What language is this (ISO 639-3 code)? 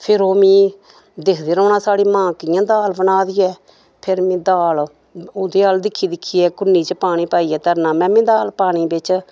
doi